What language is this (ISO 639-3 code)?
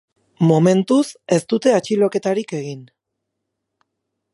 eus